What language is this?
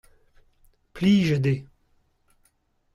Breton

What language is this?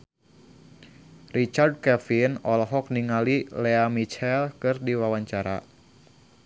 Sundanese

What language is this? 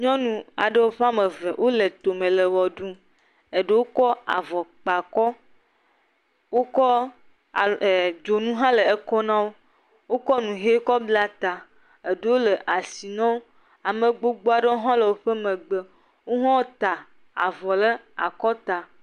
Ewe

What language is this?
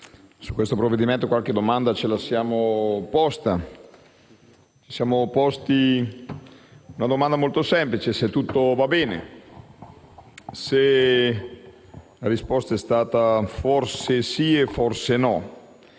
Italian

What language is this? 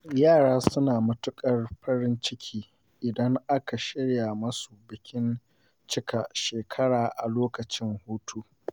Hausa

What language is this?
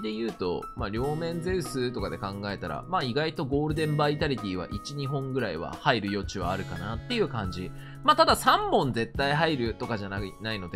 Japanese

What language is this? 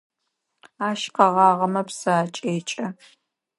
Adyghe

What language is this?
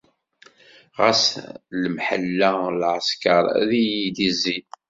Kabyle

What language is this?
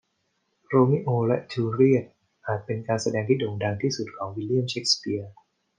Thai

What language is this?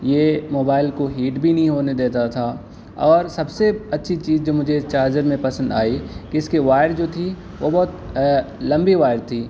Urdu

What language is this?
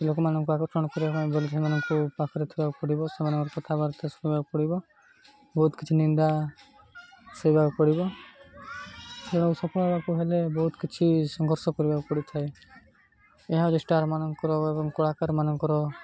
Odia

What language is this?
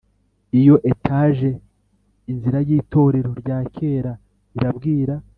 Kinyarwanda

